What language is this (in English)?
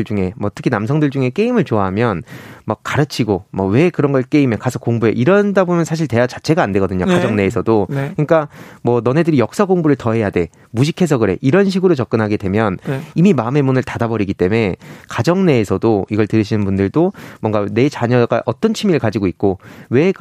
Korean